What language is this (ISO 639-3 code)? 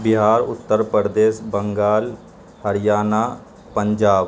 urd